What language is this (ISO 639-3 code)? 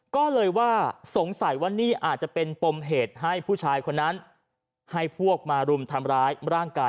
tha